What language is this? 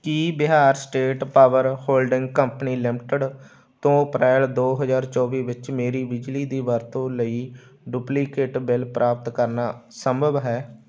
Punjabi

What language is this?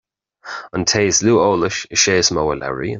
Irish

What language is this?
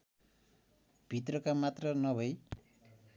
Nepali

